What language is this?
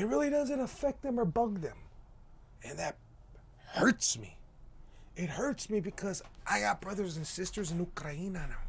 English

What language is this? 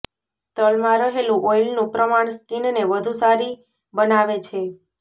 Gujarati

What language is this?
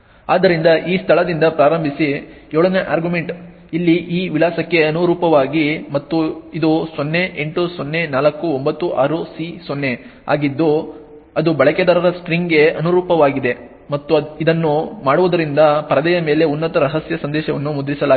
Kannada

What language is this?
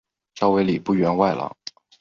Chinese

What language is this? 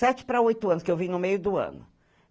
Portuguese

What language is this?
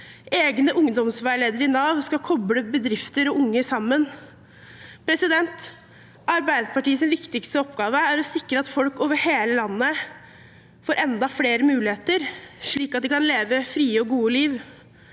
Norwegian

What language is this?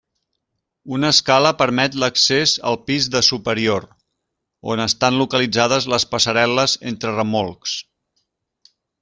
Catalan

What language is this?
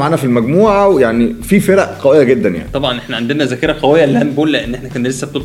Arabic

